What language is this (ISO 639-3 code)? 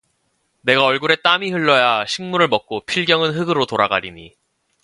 kor